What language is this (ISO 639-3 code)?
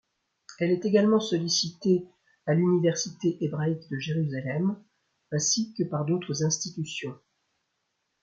fra